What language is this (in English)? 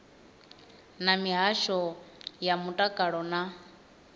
Venda